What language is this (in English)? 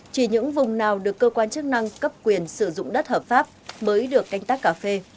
Vietnamese